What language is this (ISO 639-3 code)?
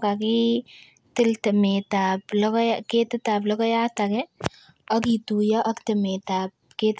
kln